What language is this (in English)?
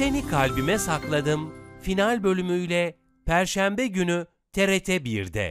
Turkish